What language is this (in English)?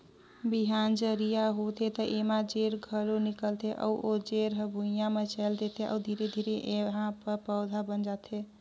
Chhattisgarhi